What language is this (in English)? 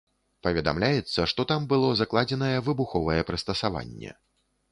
Belarusian